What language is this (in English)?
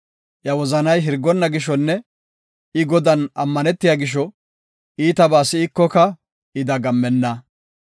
Gofa